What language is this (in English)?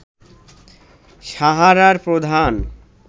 Bangla